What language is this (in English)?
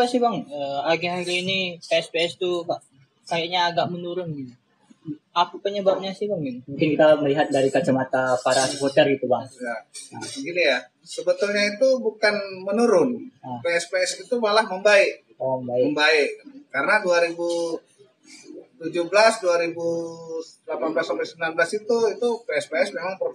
Indonesian